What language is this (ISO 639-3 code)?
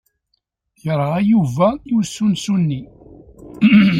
kab